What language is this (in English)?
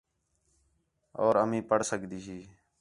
Khetrani